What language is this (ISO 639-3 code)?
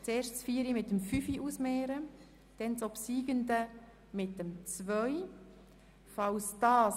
gsw